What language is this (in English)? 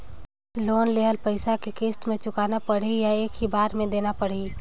Chhattisgarhi